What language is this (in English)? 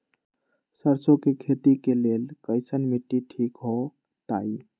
Magahi